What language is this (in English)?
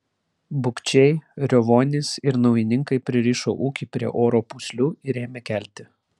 Lithuanian